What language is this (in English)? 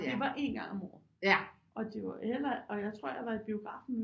Danish